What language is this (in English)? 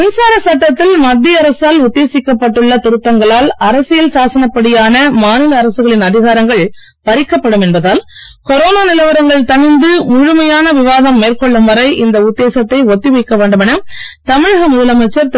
Tamil